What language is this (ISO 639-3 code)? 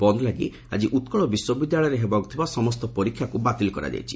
ori